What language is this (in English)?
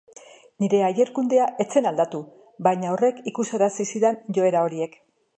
Basque